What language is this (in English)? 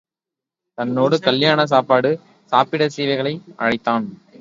Tamil